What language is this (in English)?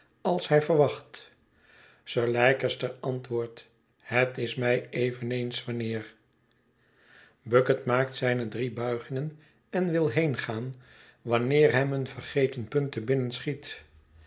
Dutch